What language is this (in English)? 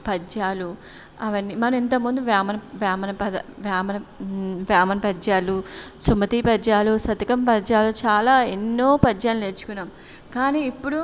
Telugu